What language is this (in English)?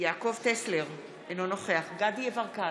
Hebrew